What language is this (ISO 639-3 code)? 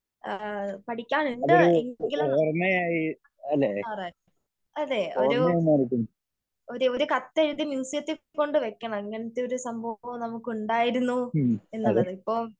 mal